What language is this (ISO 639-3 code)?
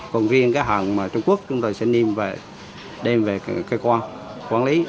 vie